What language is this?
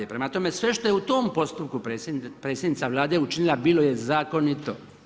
Croatian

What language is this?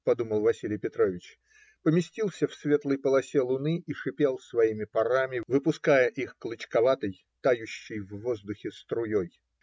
Russian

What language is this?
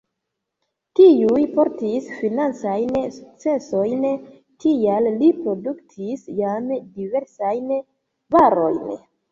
Esperanto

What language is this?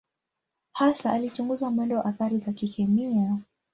Swahili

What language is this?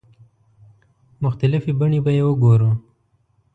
Pashto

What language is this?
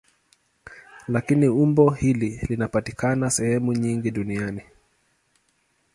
Swahili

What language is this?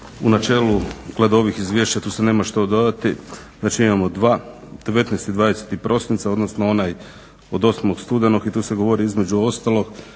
Croatian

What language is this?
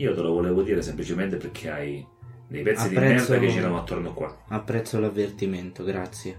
Italian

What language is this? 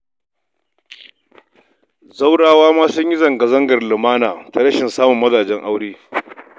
Hausa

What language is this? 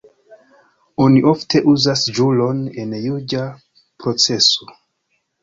Esperanto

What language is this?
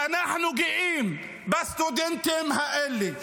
Hebrew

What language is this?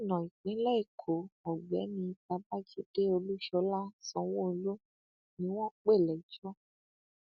Yoruba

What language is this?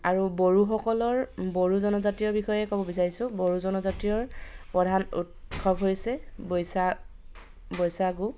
Assamese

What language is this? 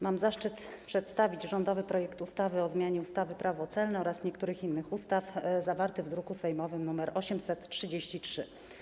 Polish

